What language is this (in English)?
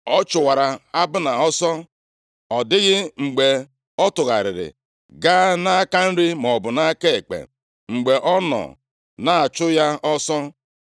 Igbo